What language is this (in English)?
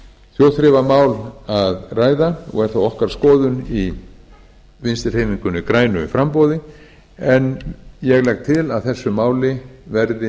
Icelandic